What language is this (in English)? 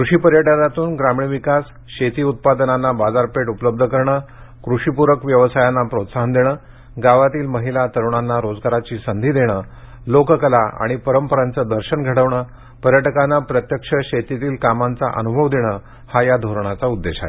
Marathi